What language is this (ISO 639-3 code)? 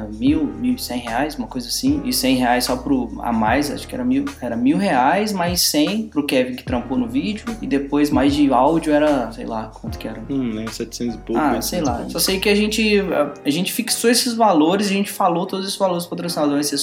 por